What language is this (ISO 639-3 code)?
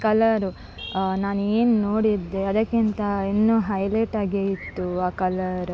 kan